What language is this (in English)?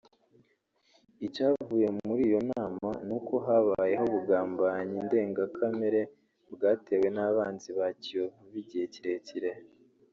Kinyarwanda